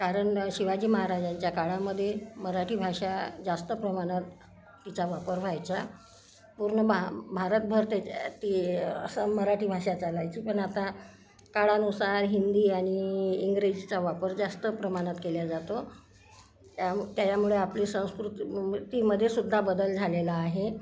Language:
Marathi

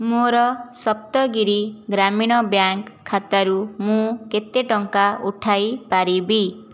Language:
Odia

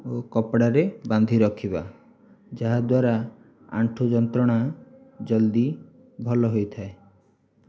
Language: Odia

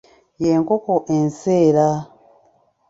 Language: Ganda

